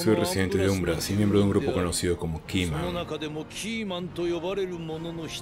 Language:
Spanish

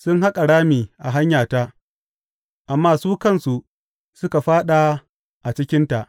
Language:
Hausa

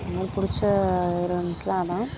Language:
Tamil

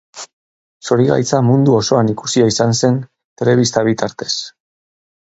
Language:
Basque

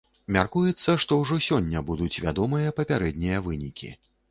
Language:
Belarusian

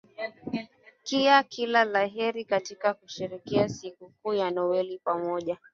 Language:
Swahili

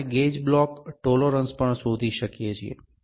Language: Gujarati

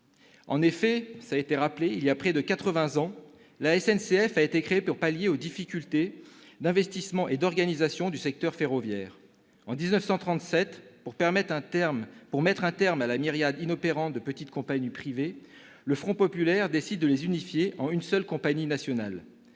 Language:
French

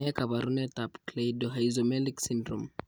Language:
Kalenjin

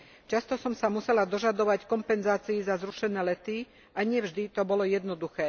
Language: Slovak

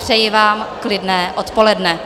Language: Czech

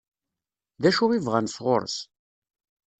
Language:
Kabyle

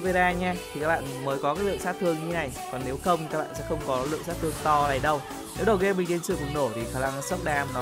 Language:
Vietnamese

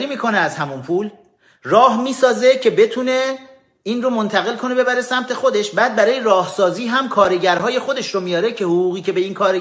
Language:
Persian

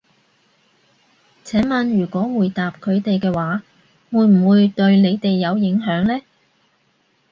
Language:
Cantonese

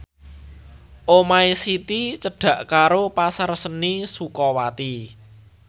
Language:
Javanese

